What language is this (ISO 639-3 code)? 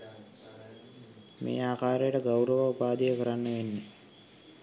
sin